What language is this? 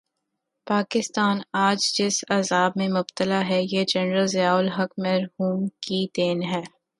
Urdu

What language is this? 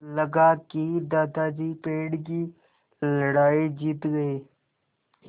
Hindi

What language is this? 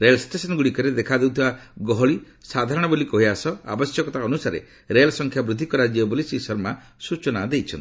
Odia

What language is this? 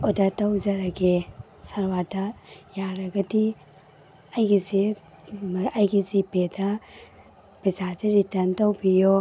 Manipuri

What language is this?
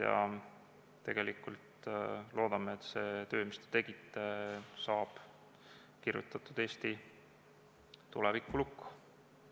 Estonian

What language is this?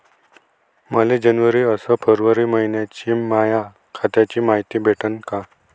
Marathi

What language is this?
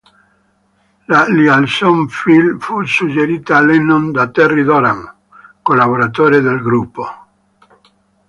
Italian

